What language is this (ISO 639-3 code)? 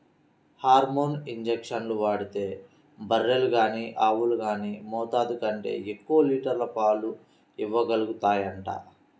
tel